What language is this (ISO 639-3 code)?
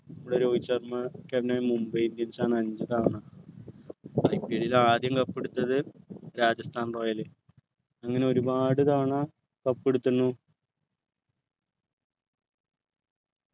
mal